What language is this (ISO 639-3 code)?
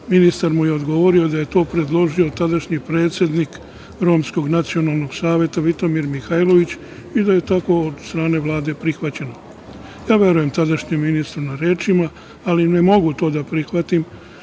srp